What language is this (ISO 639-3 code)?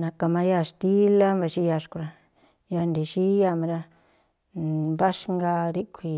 tpl